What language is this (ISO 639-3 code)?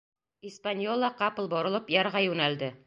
bak